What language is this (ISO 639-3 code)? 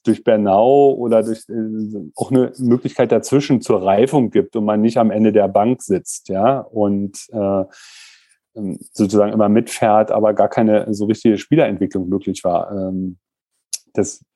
deu